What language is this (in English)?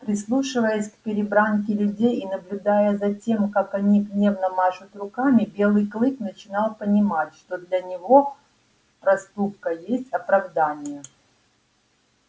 Russian